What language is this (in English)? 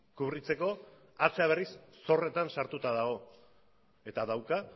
Basque